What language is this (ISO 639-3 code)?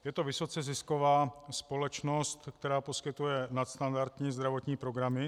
ces